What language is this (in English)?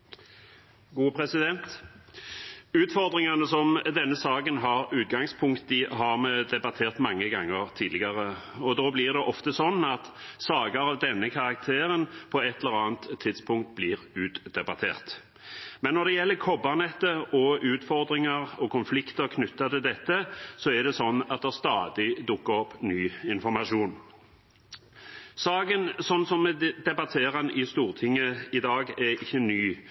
Norwegian Bokmål